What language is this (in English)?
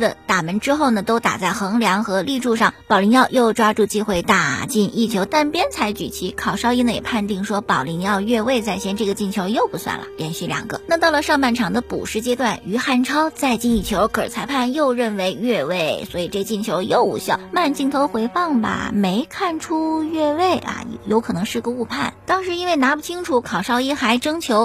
Chinese